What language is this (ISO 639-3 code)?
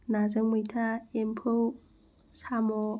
brx